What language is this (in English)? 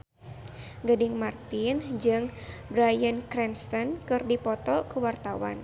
Sundanese